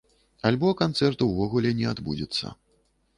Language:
Belarusian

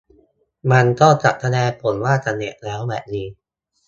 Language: Thai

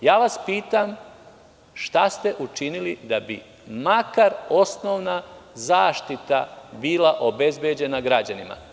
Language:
Serbian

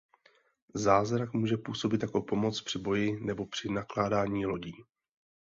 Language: Czech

